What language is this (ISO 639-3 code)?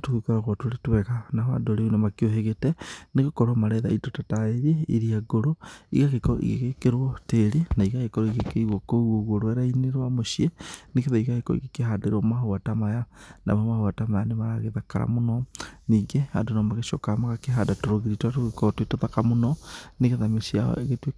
kik